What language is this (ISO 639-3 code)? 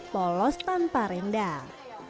ind